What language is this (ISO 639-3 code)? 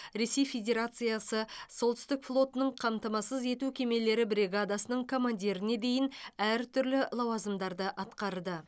kaz